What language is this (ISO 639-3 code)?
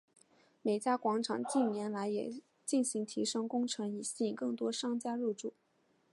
zho